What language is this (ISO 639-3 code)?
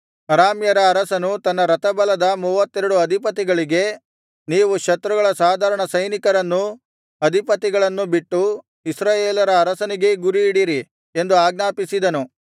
kan